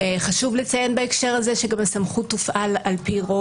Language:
Hebrew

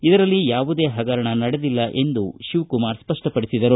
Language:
Kannada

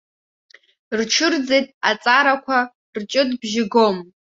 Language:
Abkhazian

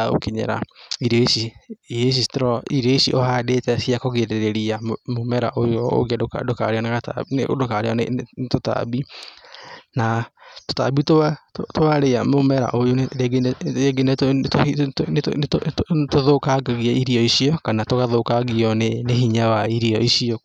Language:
Kikuyu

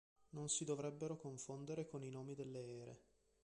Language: Italian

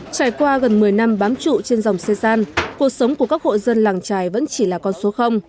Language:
Vietnamese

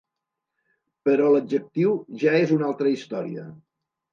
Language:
Catalan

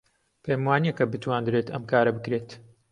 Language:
Central Kurdish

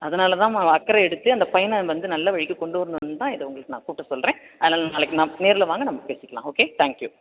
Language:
Tamil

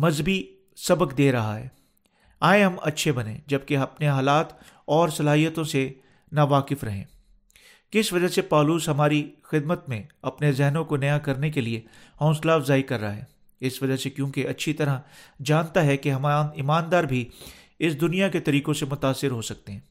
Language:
Urdu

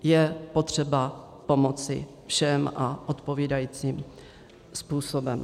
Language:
Czech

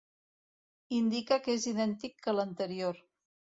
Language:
Catalan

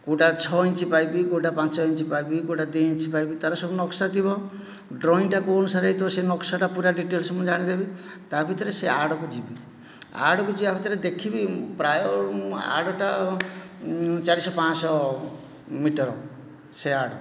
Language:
Odia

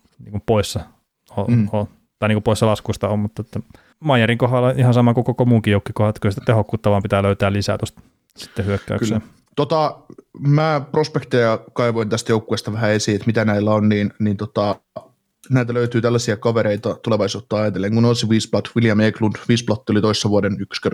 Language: Finnish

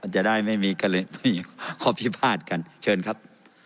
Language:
Thai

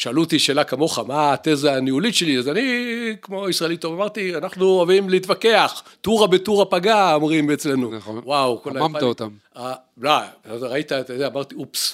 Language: Hebrew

